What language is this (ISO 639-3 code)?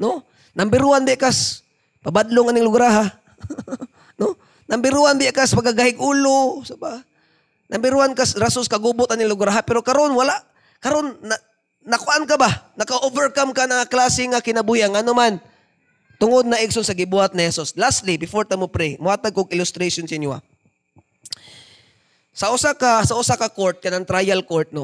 fil